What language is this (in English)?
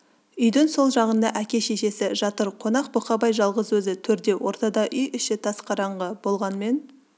Kazakh